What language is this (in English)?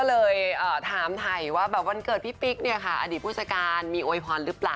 Thai